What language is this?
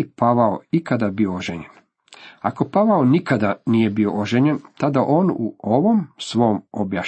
Croatian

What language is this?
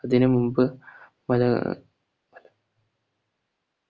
Malayalam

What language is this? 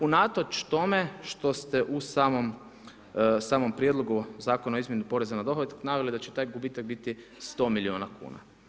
Croatian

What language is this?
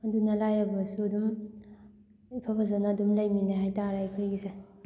Manipuri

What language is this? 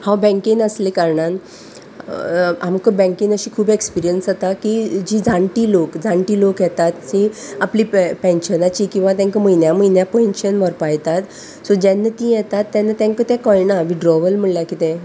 Konkani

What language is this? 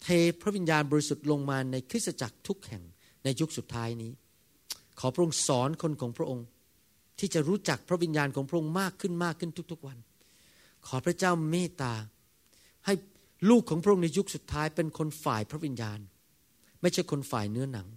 Thai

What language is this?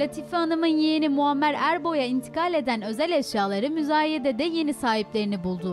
Turkish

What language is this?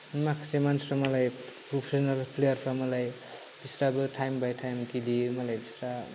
Bodo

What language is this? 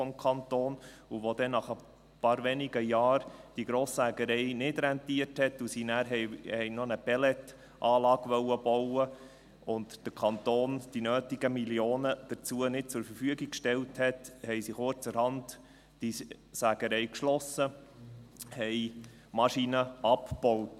Swiss German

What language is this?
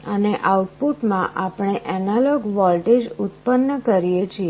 Gujarati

